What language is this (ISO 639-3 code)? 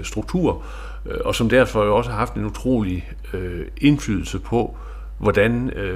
dan